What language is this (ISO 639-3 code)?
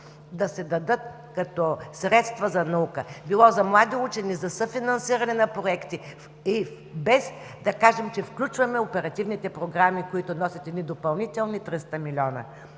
bul